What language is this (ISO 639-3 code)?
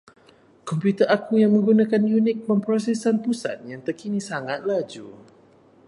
msa